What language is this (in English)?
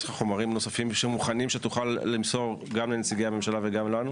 Hebrew